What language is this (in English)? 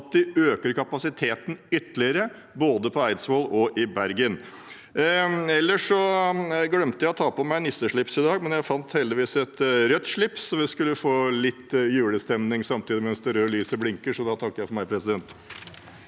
Norwegian